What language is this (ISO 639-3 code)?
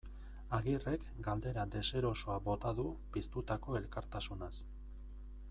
eus